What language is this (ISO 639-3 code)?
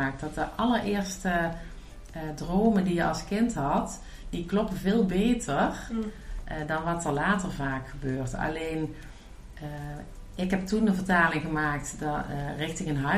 nld